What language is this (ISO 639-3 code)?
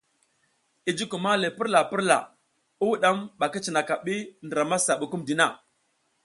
giz